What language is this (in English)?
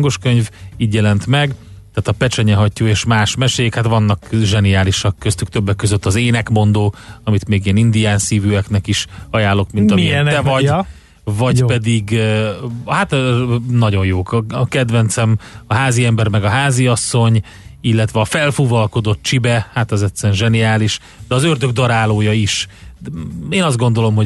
Hungarian